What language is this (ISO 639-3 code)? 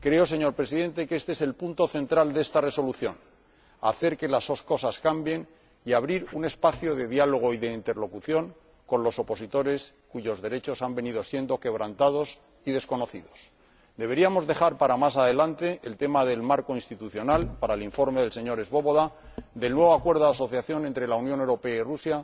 spa